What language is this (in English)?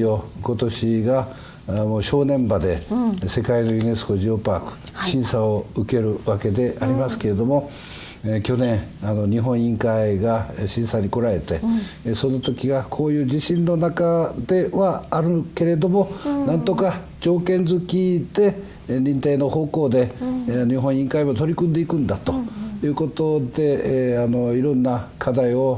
Japanese